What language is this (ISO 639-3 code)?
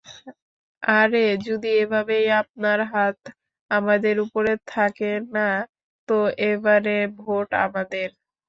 ben